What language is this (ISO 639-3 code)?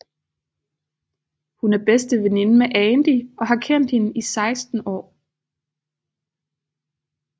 dan